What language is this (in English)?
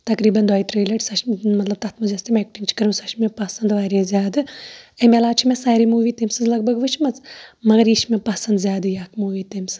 Kashmiri